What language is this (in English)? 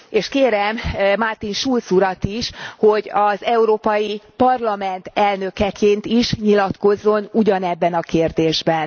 Hungarian